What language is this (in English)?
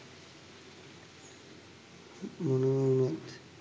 Sinhala